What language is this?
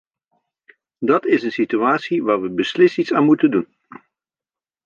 Dutch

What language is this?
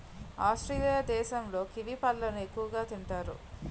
Telugu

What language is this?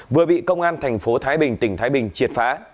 Vietnamese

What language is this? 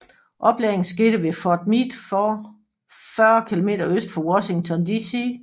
Danish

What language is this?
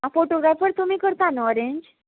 Konkani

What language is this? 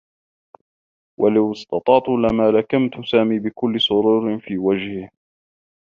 Arabic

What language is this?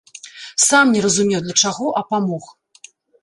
Belarusian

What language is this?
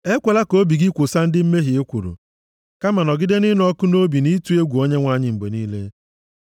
Igbo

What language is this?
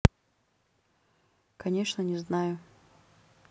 Russian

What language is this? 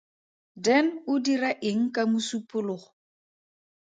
Tswana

